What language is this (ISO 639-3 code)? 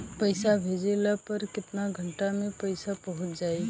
bho